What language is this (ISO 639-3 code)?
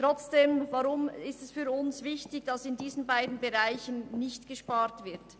gsw